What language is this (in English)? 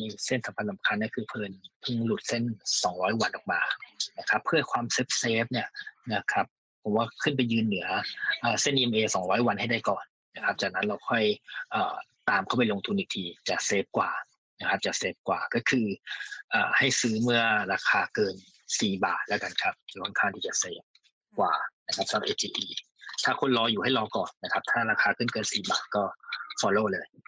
Thai